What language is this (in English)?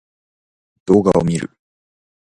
Japanese